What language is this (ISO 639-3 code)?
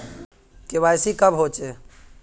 mag